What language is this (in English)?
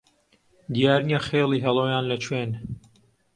Central Kurdish